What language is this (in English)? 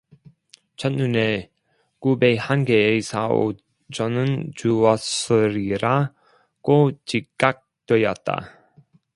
Korean